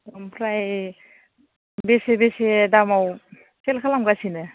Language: Bodo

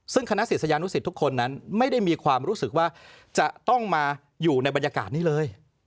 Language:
Thai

